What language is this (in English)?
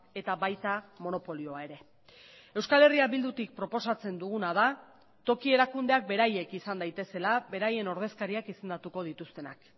Basque